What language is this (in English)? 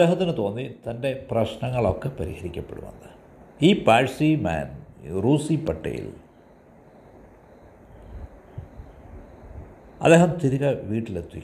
Malayalam